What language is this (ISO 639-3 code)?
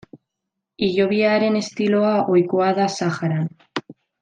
eus